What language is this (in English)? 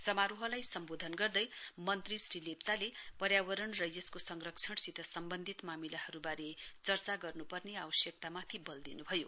Nepali